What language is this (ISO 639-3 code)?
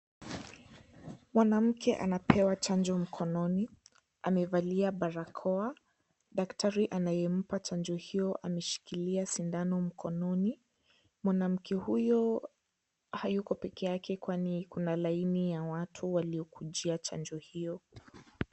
swa